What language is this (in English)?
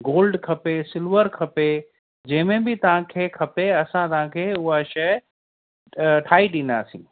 Sindhi